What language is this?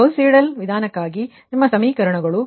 Kannada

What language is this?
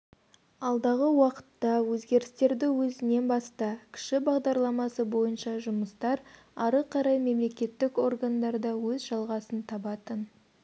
Kazakh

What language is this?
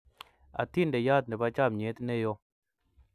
Kalenjin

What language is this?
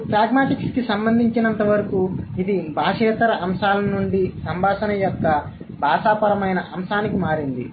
Telugu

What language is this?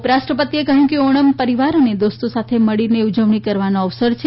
Gujarati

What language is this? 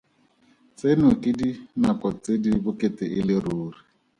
Tswana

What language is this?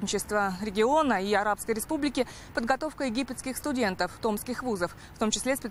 Russian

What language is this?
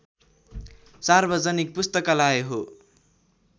Nepali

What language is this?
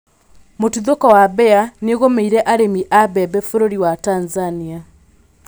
Kikuyu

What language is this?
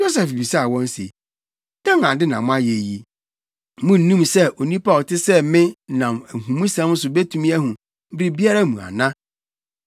Akan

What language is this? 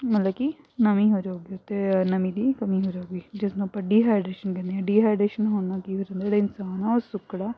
Punjabi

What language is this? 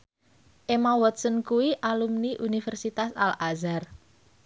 Javanese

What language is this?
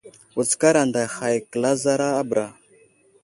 Wuzlam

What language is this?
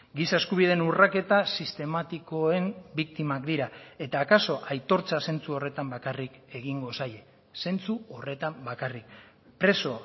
Basque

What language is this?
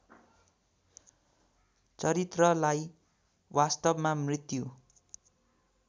Nepali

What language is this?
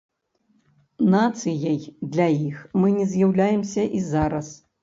Belarusian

